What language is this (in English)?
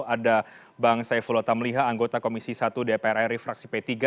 Indonesian